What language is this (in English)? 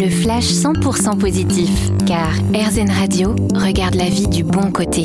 French